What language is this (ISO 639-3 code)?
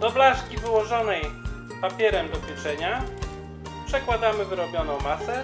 pol